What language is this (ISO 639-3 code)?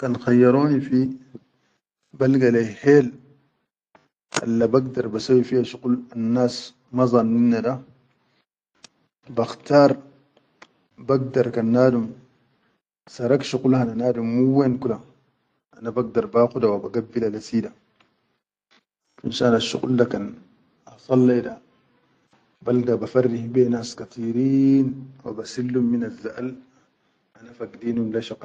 shu